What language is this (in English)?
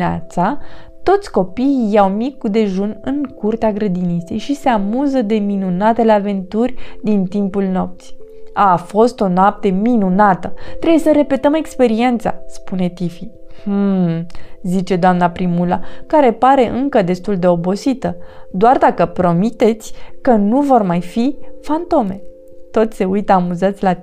Romanian